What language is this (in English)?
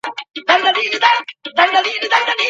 Pashto